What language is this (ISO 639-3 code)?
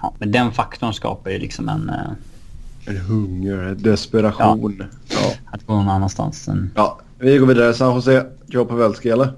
swe